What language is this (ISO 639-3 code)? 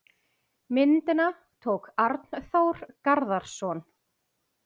isl